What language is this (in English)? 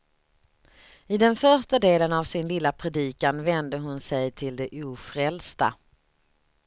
Swedish